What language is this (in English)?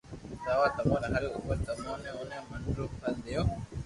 Loarki